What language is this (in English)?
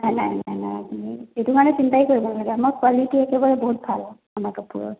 Assamese